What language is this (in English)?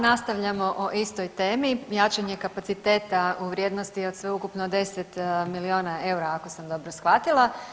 Croatian